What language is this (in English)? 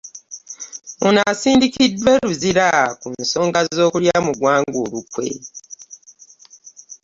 Ganda